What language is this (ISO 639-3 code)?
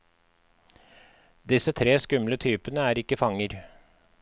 nor